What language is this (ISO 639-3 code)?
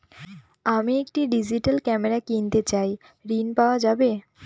ben